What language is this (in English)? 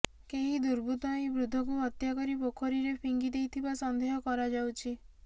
Odia